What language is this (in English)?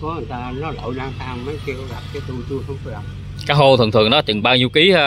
Vietnamese